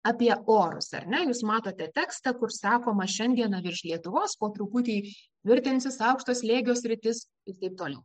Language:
Lithuanian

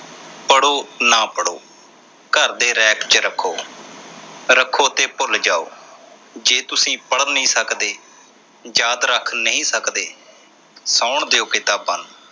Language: Punjabi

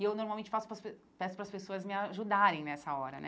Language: Portuguese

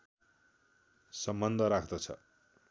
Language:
Nepali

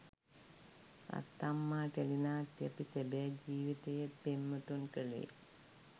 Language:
Sinhala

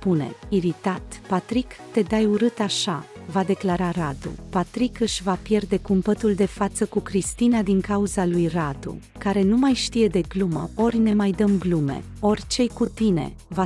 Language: Romanian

